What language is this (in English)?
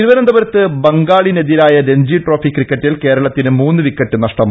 Malayalam